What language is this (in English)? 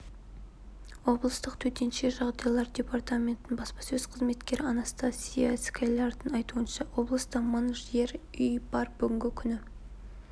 Kazakh